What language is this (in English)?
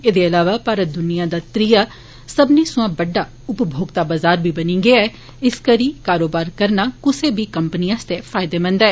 Dogri